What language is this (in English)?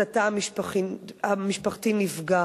Hebrew